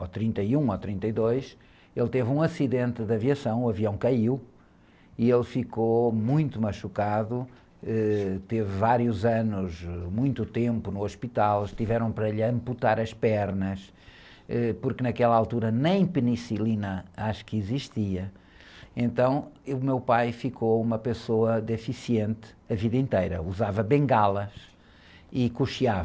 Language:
Portuguese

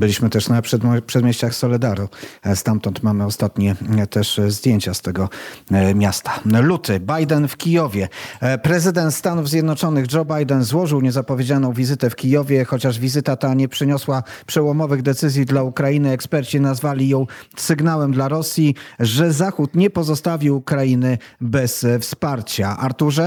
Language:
Polish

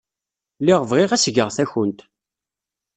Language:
Kabyle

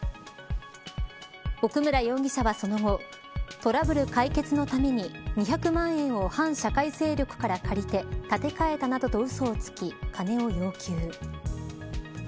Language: Japanese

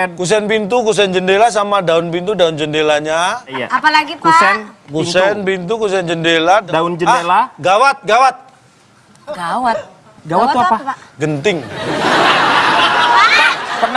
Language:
Indonesian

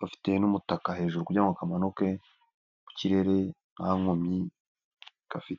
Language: Kinyarwanda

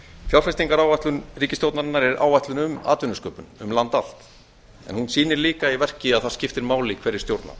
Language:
Icelandic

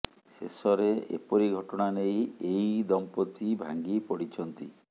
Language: Odia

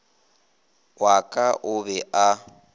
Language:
Northern Sotho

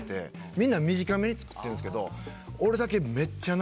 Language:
Japanese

